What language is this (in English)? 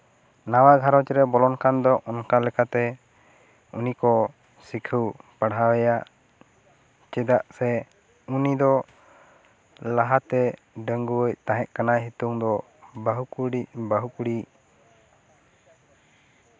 Santali